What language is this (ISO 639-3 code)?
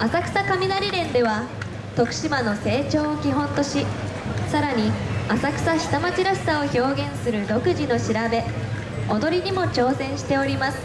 jpn